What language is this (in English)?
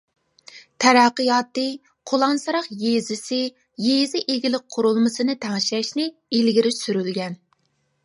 Uyghur